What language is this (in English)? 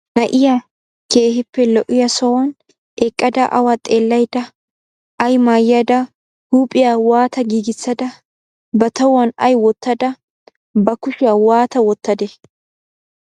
Wolaytta